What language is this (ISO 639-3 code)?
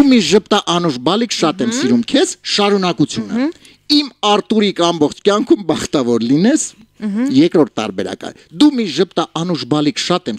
ron